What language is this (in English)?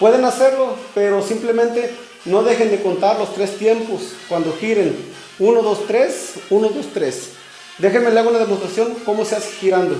Spanish